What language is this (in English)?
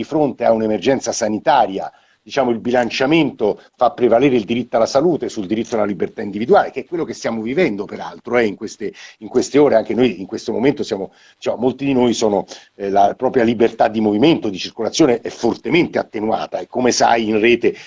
Italian